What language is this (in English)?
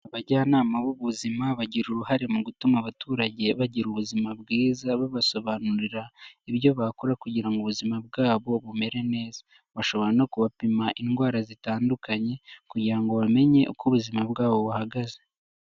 Kinyarwanda